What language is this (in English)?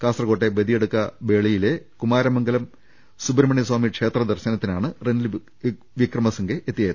Malayalam